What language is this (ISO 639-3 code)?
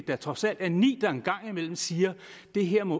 dan